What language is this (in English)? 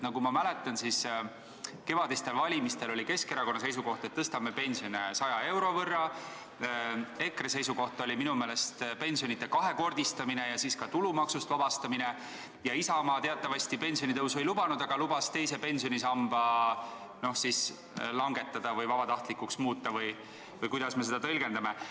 Estonian